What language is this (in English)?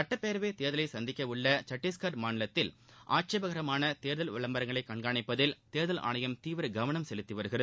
Tamil